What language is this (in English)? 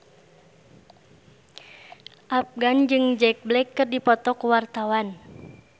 Sundanese